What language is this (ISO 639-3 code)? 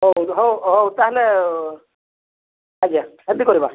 ori